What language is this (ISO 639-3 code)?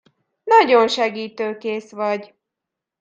hun